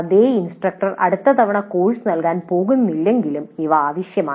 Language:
Malayalam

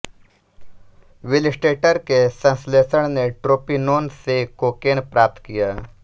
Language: Hindi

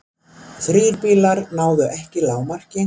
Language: Icelandic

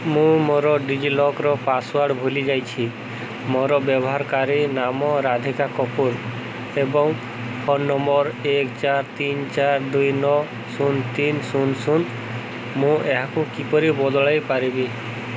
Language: Odia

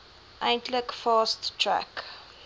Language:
Afrikaans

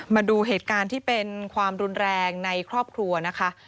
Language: Thai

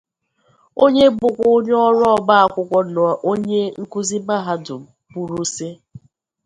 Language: Igbo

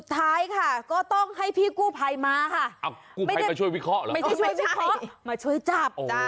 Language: Thai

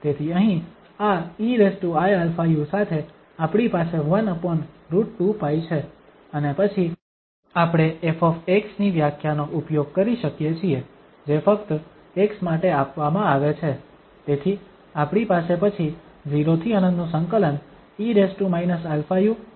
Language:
Gujarati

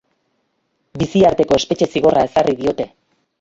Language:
Basque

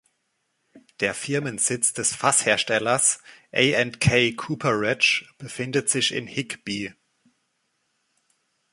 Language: German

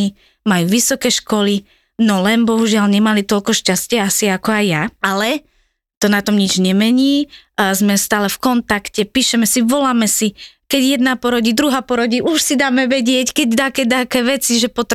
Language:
Slovak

